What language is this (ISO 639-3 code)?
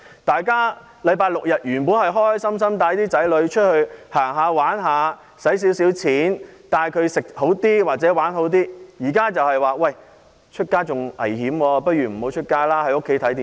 yue